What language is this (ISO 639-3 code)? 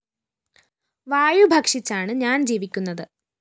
mal